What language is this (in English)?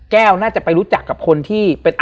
Thai